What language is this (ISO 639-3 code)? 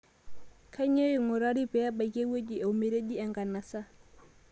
mas